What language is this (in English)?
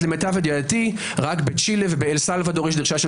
Hebrew